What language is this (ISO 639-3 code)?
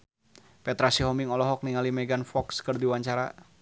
sun